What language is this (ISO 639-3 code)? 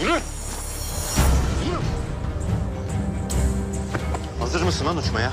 tur